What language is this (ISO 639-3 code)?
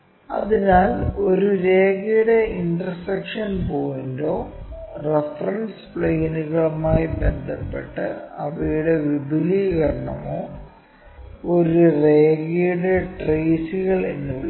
mal